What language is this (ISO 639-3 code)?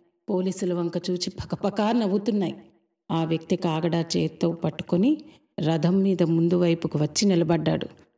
tel